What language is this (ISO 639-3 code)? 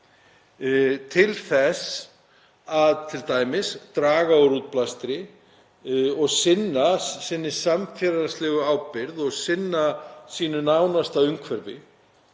isl